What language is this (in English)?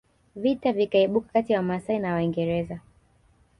Swahili